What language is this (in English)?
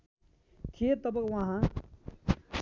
Nepali